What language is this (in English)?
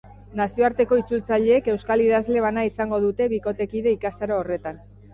Basque